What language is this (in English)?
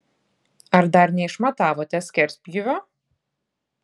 Lithuanian